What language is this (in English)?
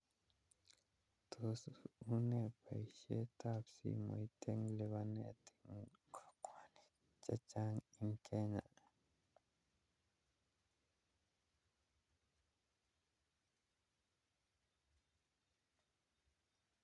Kalenjin